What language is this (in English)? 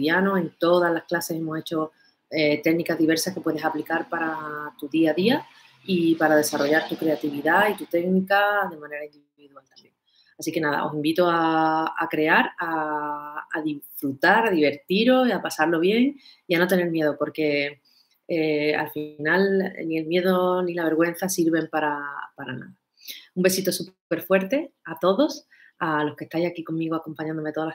Spanish